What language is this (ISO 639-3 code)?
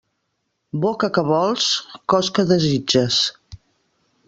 cat